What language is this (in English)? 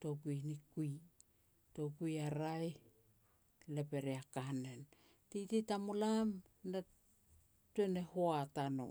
Petats